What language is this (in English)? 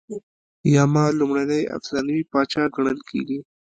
Pashto